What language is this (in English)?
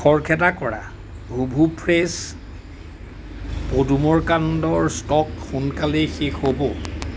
Assamese